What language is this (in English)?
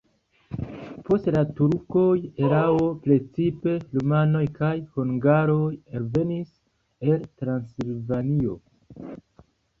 Esperanto